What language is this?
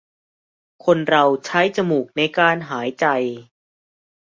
Thai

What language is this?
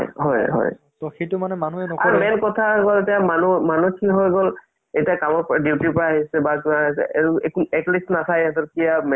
Assamese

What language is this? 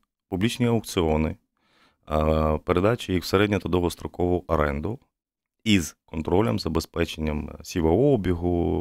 Ukrainian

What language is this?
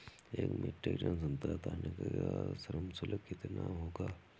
Hindi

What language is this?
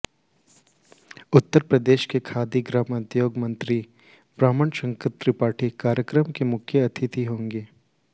Hindi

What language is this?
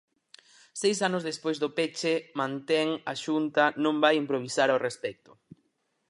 Galician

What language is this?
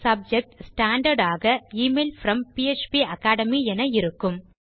Tamil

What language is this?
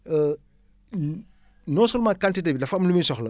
Wolof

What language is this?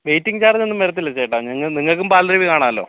Malayalam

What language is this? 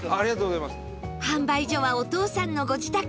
Japanese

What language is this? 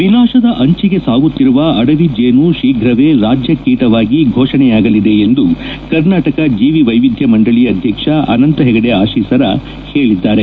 Kannada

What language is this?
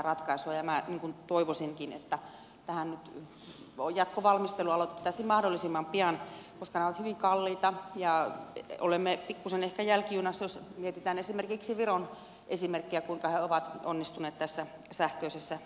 Finnish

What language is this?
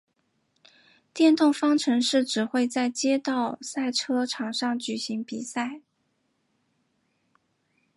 Chinese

